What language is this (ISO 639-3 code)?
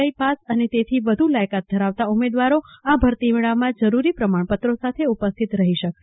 guj